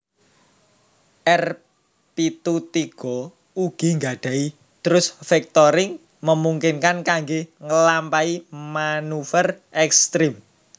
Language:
Javanese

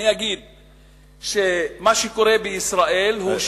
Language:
Hebrew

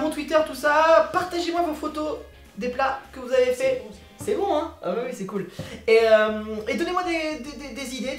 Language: French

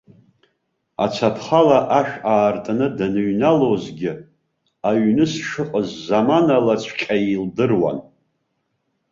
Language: Abkhazian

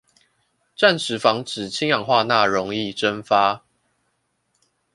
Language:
Chinese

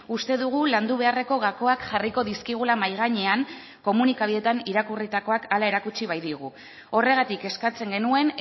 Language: Basque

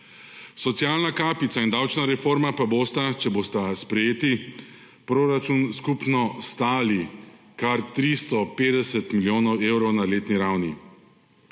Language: Slovenian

